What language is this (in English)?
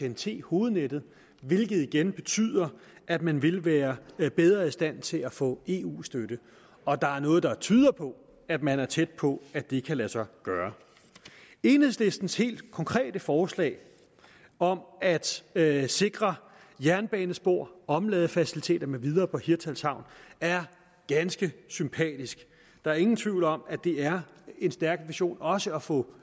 Danish